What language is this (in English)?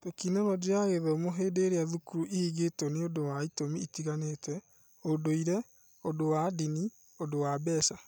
Kikuyu